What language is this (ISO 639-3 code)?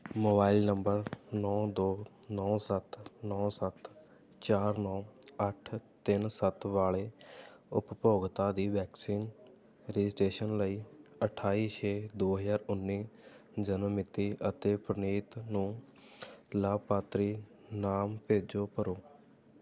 pan